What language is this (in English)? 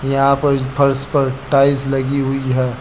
Hindi